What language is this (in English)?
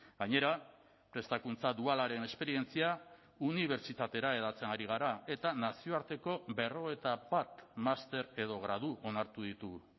Basque